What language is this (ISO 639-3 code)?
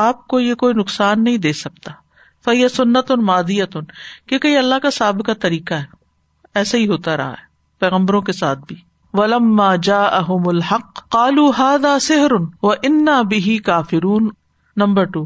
urd